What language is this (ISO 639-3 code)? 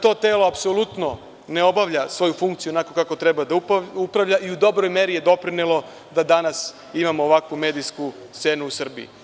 srp